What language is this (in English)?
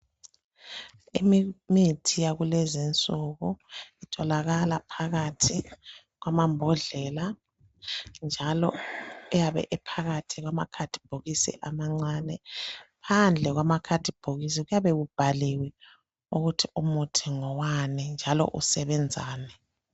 North Ndebele